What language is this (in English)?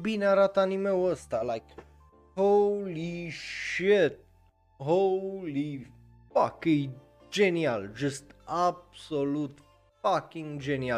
Romanian